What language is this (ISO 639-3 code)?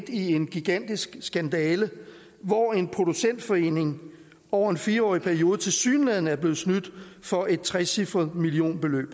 dan